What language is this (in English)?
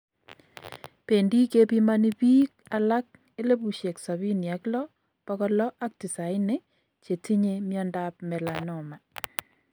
Kalenjin